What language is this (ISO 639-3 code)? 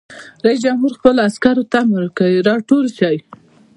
pus